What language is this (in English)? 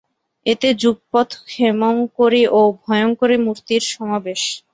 Bangla